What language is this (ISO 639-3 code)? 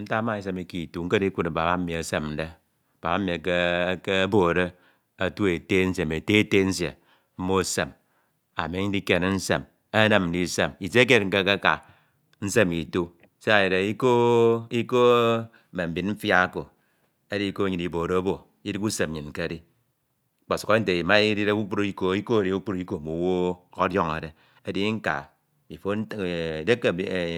itw